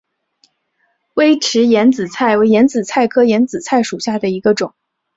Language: Chinese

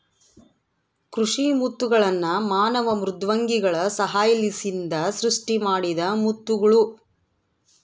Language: Kannada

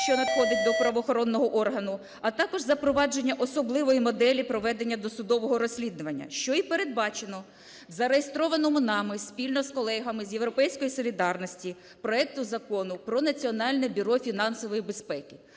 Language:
Ukrainian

